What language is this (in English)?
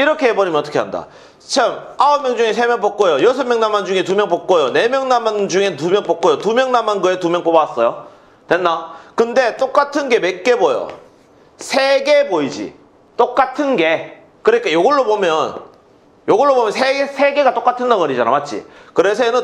Korean